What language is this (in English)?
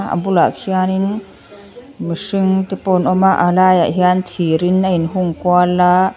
Mizo